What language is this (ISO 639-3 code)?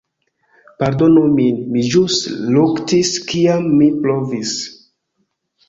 epo